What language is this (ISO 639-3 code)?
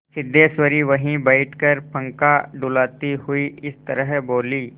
hin